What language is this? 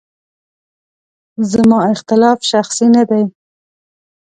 Pashto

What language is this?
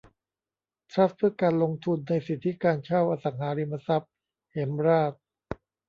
Thai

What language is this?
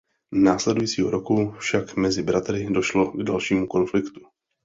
Czech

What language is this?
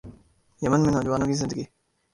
Urdu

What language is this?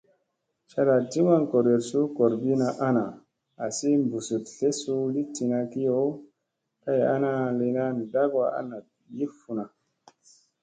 Musey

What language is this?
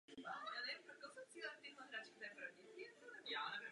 Czech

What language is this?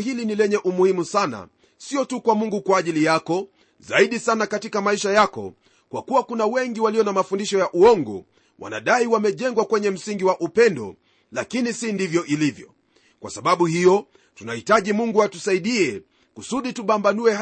Swahili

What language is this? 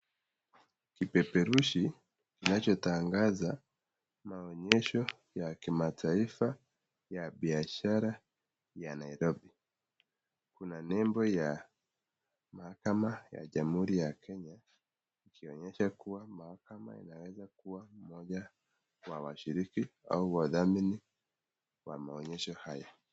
Swahili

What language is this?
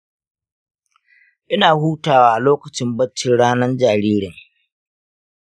Hausa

